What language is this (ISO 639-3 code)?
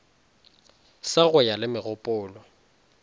nso